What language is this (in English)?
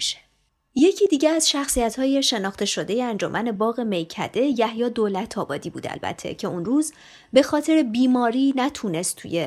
Persian